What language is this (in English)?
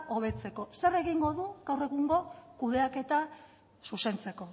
Basque